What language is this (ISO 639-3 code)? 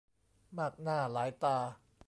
tha